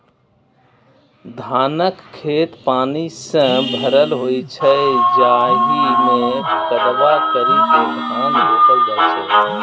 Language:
Maithili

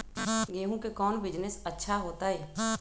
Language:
Magahi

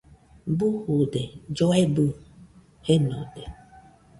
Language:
Nüpode Huitoto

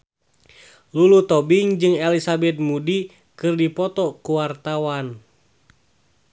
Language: Sundanese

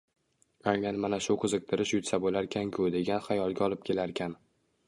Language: Uzbek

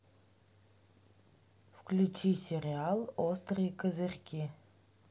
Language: Russian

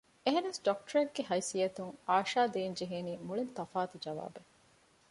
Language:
Divehi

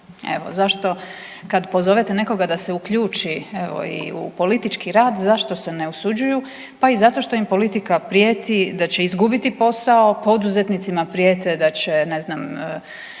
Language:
Croatian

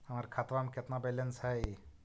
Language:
Magahi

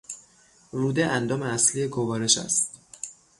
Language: Persian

